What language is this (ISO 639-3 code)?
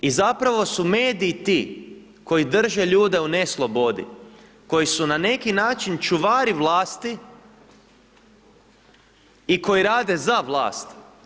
hrv